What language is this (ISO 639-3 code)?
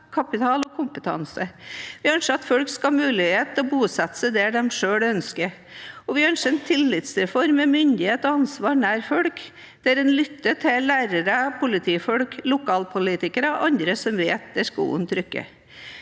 nor